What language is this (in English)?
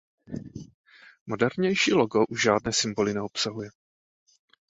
Czech